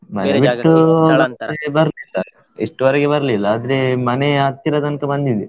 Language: Kannada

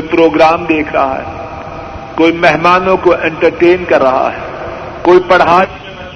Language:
Urdu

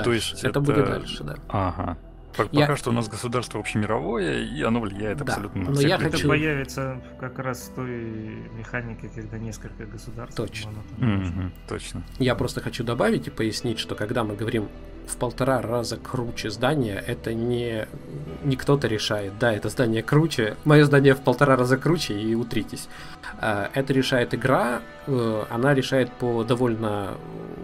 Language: Russian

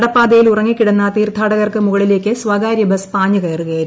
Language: Malayalam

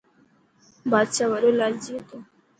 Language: Dhatki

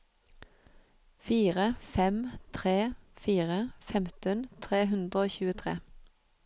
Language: Norwegian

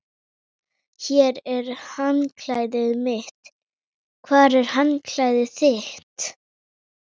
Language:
Icelandic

